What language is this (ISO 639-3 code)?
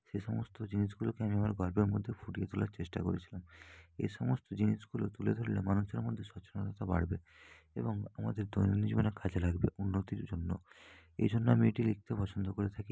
ben